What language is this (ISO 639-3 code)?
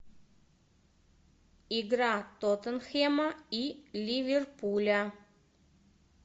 rus